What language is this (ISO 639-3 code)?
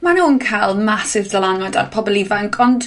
cym